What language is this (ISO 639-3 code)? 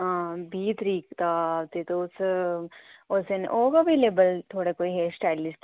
doi